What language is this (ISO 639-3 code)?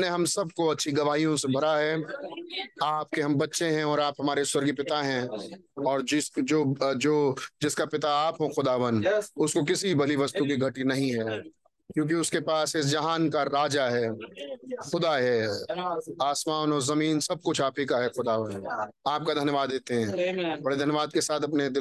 hin